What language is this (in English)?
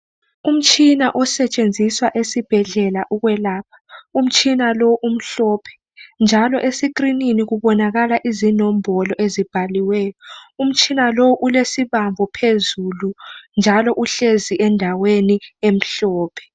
North Ndebele